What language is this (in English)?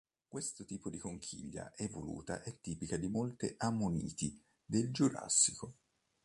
Italian